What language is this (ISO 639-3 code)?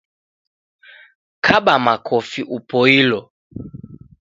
dav